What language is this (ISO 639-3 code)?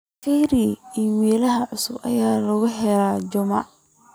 som